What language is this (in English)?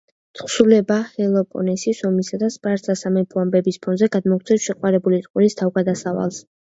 Georgian